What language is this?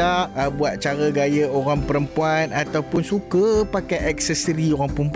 Malay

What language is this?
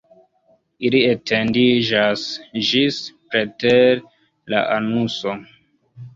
Esperanto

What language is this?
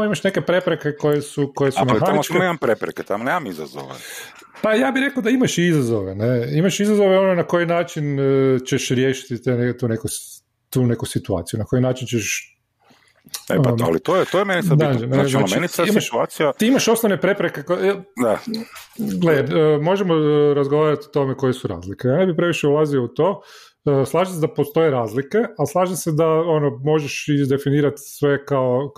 Croatian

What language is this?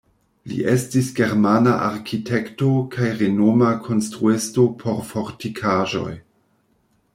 Esperanto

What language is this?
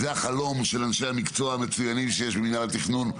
Hebrew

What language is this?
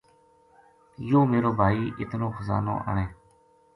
Gujari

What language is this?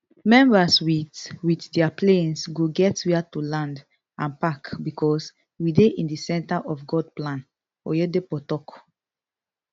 Nigerian Pidgin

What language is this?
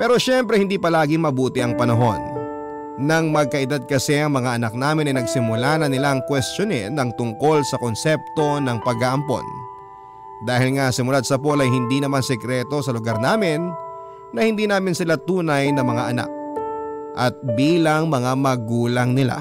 Filipino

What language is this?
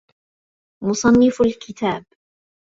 Arabic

